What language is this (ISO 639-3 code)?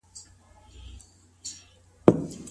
pus